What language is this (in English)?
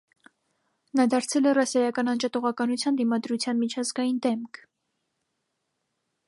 Armenian